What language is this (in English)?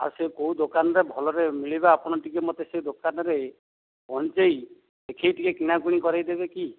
Odia